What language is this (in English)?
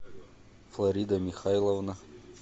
Russian